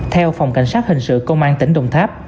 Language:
Vietnamese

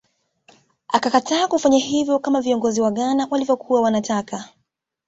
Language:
Swahili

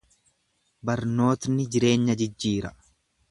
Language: Oromo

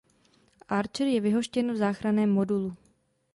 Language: Czech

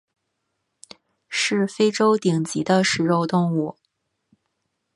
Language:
Chinese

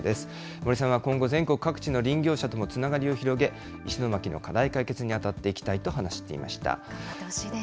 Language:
Japanese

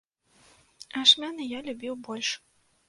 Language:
Belarusian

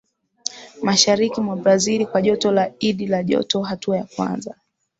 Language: Swahili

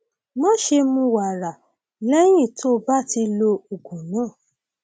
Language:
Yoruba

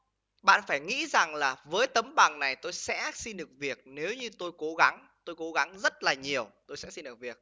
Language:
Vietnamese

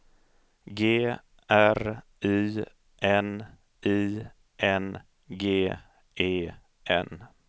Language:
Swedish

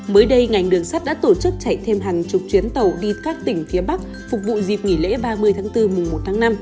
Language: Vietnamese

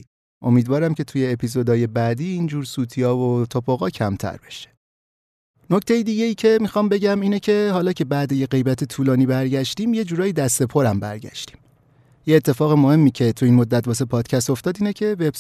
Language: Persian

